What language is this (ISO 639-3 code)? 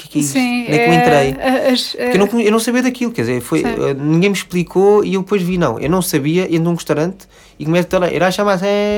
por